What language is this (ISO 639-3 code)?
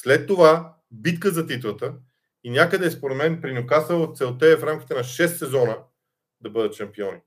bul